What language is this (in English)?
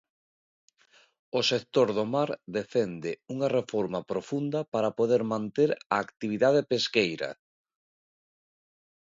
Galician